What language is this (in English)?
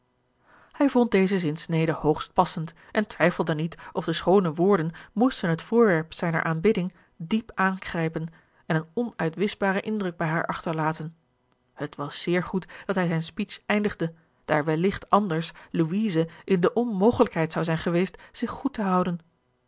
Dutch